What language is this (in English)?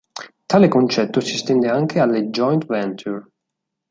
Italian